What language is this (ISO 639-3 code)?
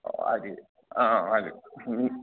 mni